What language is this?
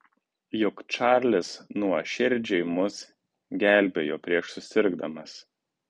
Lithuanian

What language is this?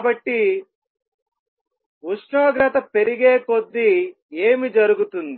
Telugu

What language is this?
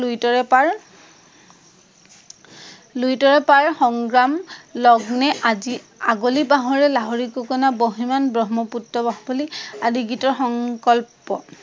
Assamese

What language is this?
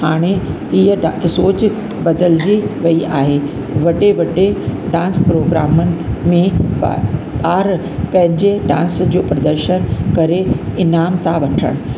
Sindhi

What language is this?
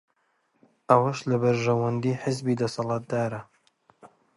Central Kurdish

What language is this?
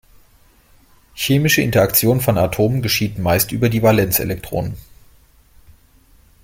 German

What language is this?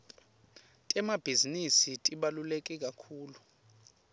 Swati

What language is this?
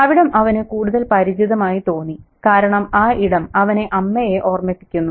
Malayalam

